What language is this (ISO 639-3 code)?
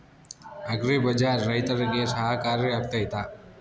kan